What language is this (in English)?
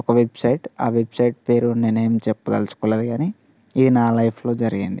Telugu